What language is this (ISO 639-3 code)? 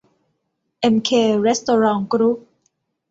tha